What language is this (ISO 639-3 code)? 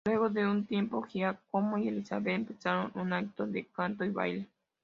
spa